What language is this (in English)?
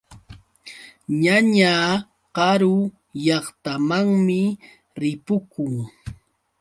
Yauyos Quechua